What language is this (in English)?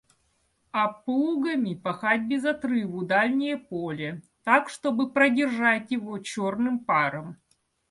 Russian